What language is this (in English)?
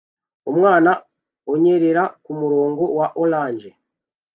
Kinyarwanda